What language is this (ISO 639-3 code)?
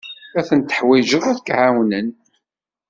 kab